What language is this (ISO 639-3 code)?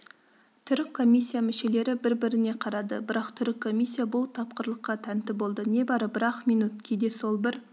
kaz